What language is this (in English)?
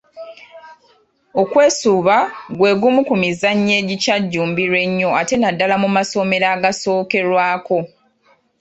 Ganda